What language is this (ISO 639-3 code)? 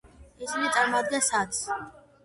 kat